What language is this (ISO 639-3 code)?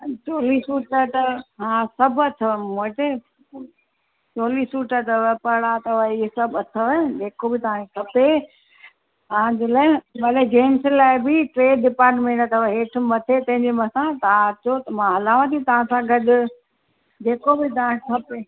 snd